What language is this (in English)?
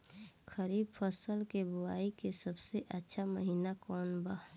Bhojpuri